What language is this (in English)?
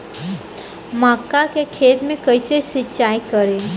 Bhojpuri